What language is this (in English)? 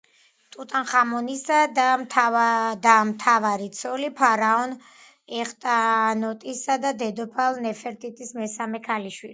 Georgian